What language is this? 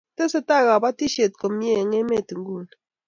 Kalenjin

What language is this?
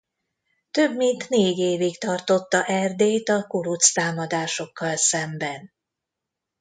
Hungarian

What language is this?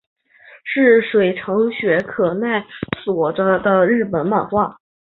Chinese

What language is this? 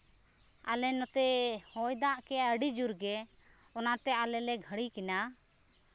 Santali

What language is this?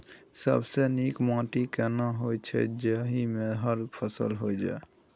Maithili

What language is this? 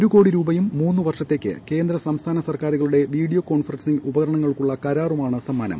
Malayalam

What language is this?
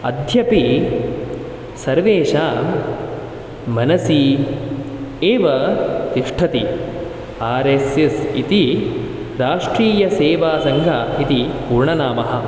Sanskrit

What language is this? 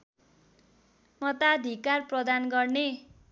Nepali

